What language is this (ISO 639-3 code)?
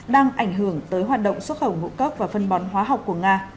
vie